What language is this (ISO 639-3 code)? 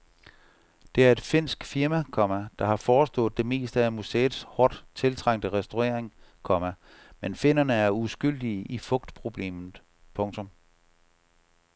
dan